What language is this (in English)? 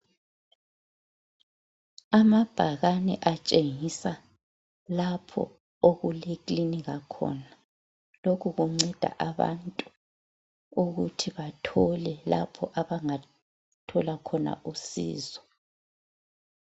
North Ndebele